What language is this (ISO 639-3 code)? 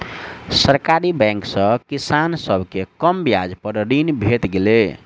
mai